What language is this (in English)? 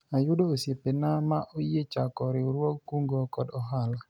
Luo (Kenya and Tanzania)